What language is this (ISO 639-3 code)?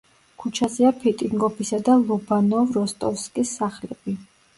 kat